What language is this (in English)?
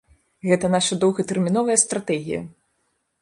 Belarusian